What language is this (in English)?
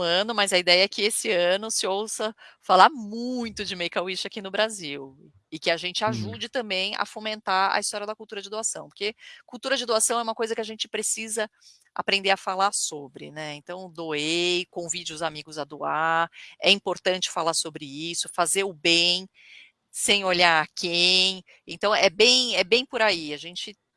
Portuguese